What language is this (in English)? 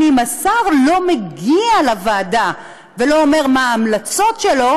Hebrew